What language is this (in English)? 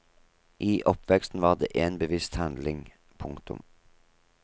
Norwegian